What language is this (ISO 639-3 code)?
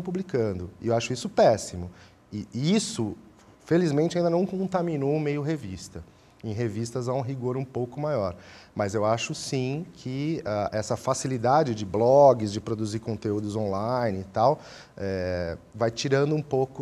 por